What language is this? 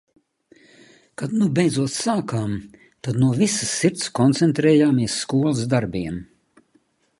Latvian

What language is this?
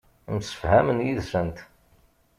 Kabyle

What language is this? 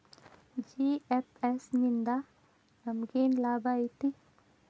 Kannada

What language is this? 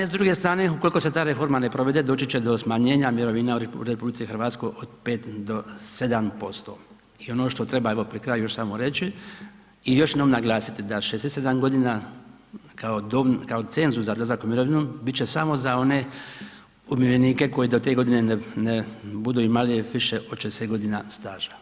Croatian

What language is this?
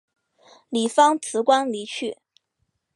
Chinese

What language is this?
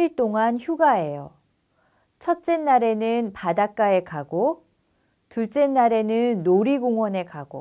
Korean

